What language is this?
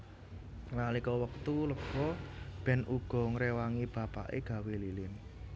Javanese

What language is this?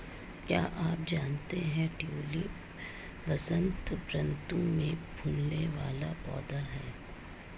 Hindi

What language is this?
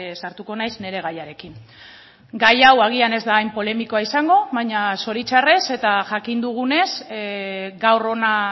Basque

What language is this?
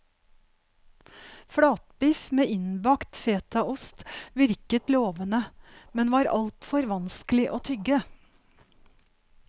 Norwegian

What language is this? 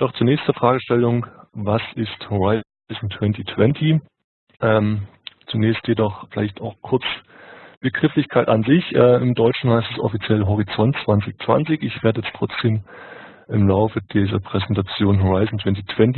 German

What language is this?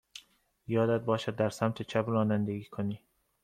Persian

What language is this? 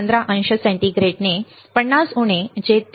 Marathi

